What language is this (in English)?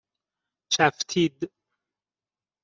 Persian